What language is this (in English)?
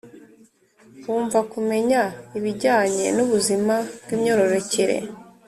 Kinyarwanda